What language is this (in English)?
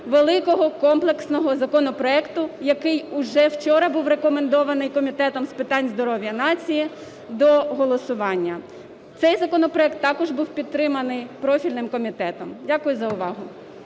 Ukrainian